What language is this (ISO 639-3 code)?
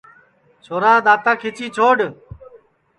ssi